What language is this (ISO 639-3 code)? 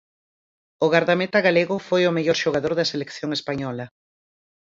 glg